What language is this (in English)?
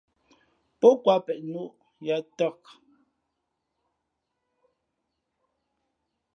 Fe'fe'